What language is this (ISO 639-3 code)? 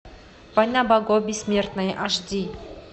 rus